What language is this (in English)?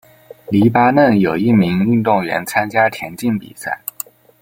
Chinese